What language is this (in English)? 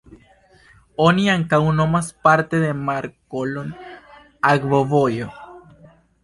Esperanto